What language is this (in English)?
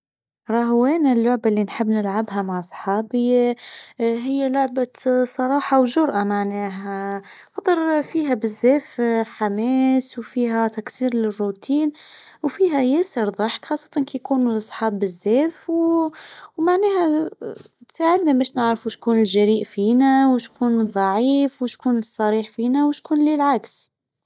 Tunisian Arabic